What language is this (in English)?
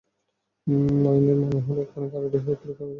Bangla